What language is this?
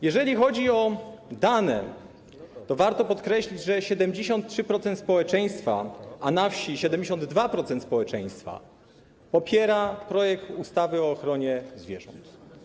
Polish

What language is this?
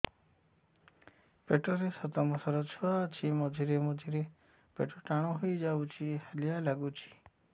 Odia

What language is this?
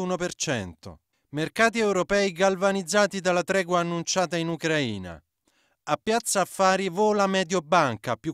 Italian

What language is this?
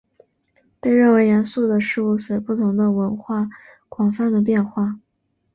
Chinese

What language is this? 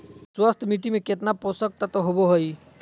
Magahi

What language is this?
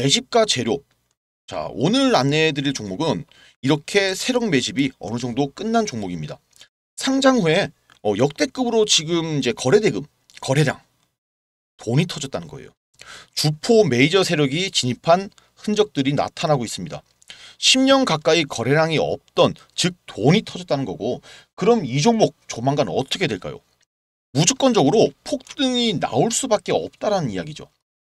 Korean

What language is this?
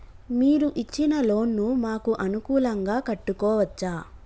Telugu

